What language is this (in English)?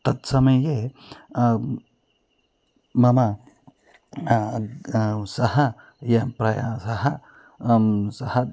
Sanskrit